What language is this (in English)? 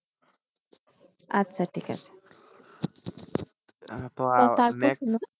Bangla